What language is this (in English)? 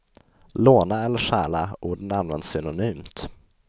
Swedish